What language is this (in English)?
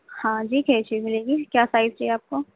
Urdu